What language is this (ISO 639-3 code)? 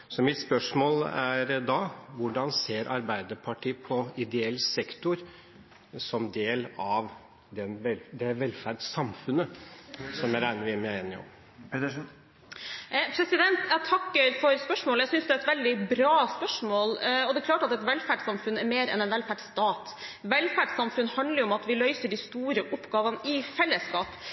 nob